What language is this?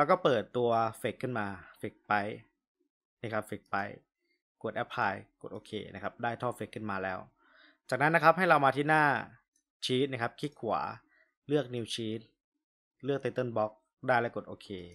Thai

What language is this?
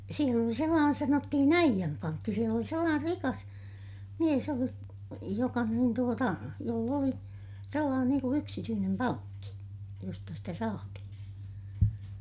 Finnish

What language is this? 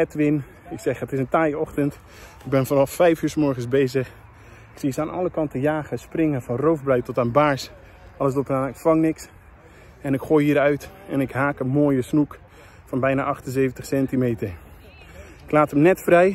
Dutch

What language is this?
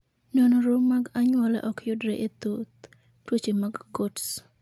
Luo (Kenya and Tanzania)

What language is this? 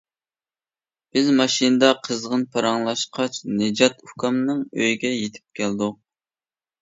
Uyghur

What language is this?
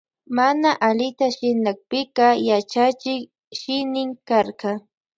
Loja Highland Quichua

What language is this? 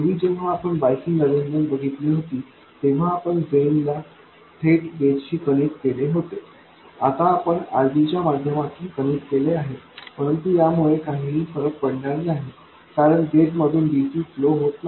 Marathi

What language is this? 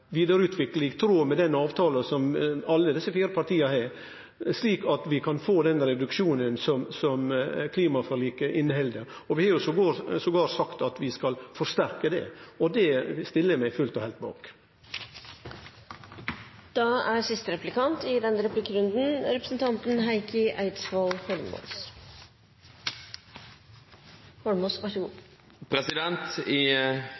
Norwegian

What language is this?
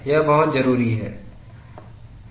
Hindi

